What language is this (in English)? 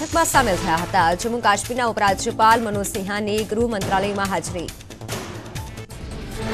Hindi